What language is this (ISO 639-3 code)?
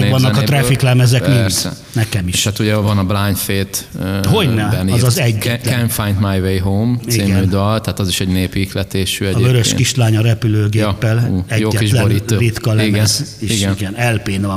hun